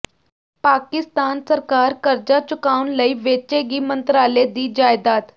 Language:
Punjabi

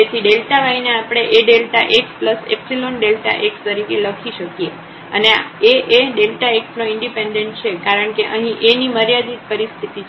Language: Gujarati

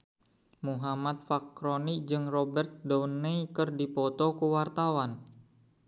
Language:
Sundanese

